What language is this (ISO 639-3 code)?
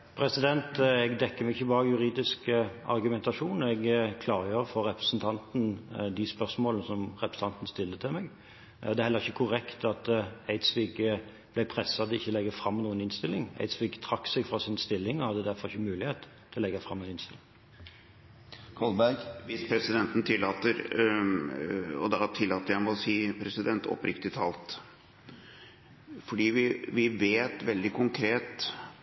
nob